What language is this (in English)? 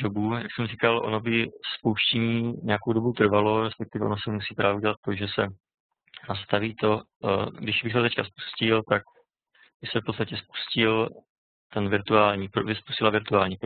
Czech